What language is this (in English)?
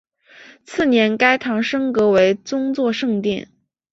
Chinese